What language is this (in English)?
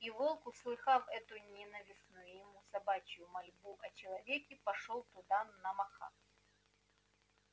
Russian